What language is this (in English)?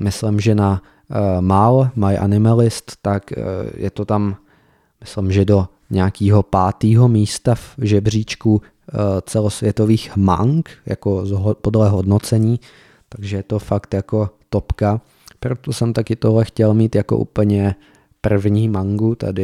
Czech